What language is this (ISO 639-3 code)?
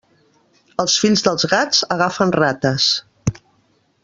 cat